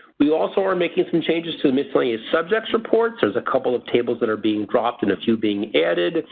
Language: English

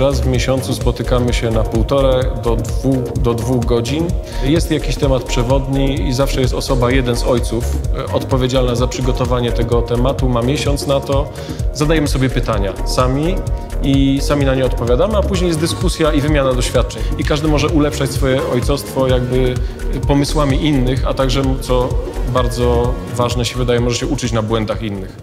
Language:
Polish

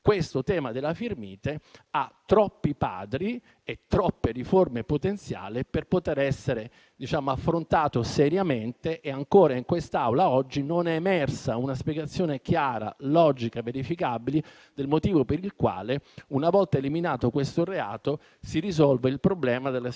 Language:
Italian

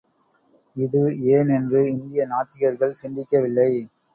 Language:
Tamil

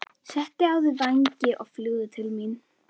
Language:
Icelandic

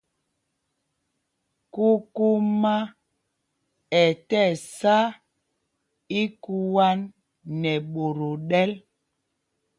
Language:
Mpumpong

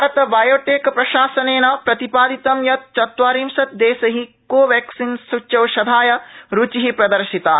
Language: Sanskrit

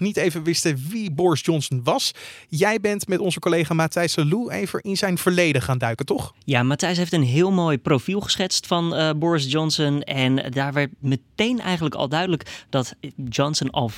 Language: Dutch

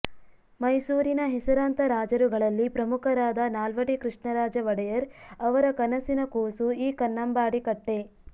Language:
Kannada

